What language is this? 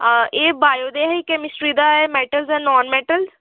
Dogri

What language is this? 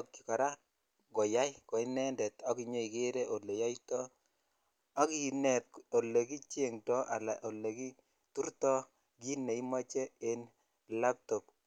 Kalenjin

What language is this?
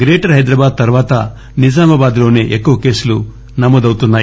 Telugu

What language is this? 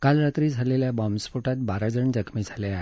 Marathi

